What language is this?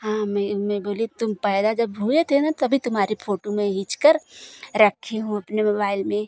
Hindi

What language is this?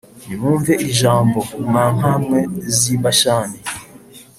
Kinyarwanda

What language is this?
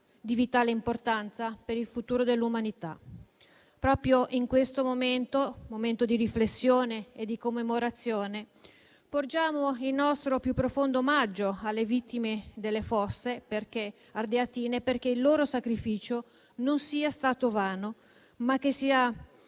Italian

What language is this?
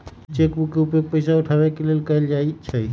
Magahi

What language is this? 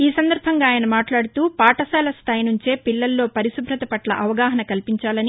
Telugu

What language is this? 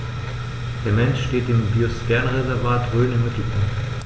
German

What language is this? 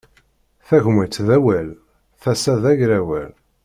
Kabyle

